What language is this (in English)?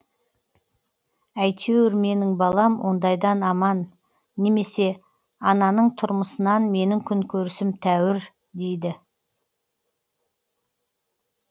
Kazakh